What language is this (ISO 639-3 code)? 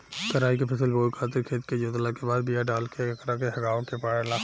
bho